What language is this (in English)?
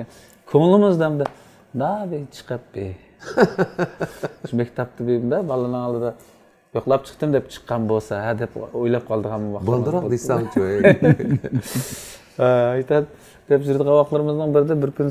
Turkish